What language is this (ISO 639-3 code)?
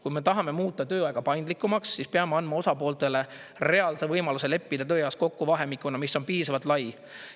est